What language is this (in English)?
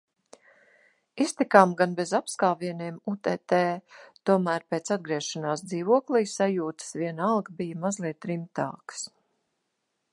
Latvian